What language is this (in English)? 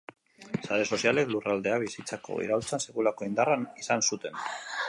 Basque